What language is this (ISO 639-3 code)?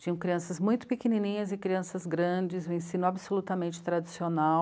por